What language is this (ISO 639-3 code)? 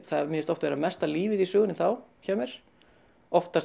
isl